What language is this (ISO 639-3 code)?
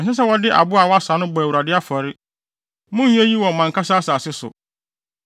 aka